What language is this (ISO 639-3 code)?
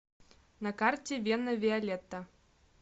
rus